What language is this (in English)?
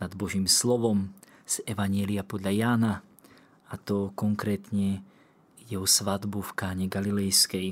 Slovak